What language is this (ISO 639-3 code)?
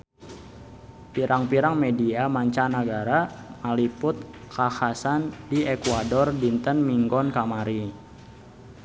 sun